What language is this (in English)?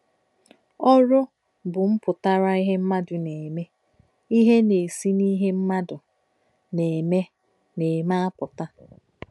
Igbo